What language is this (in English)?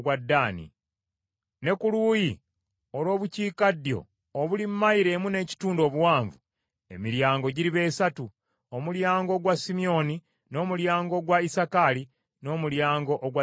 Ganda